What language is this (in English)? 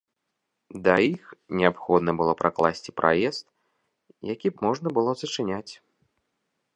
Belarusian